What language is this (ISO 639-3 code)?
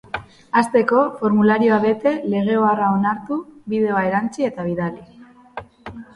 eus